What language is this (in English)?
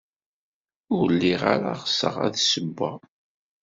Kabyle